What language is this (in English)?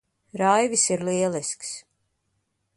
Latvian